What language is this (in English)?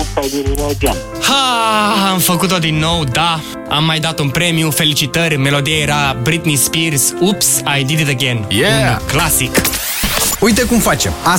Romanian